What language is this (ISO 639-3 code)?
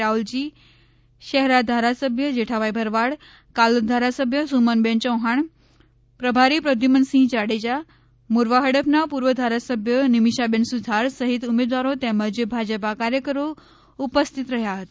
guj